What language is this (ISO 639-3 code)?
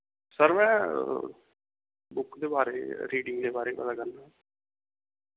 doi